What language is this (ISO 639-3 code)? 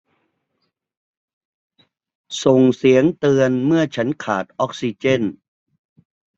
tha